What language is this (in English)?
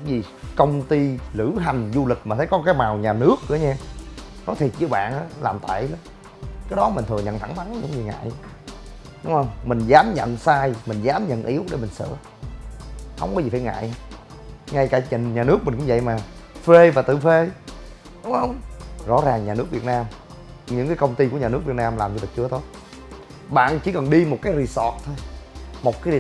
Vietnamese